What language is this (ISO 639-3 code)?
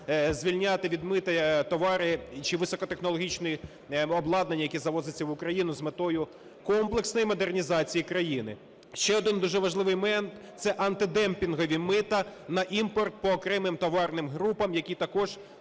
ukr